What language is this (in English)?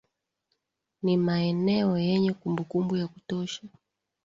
Swahili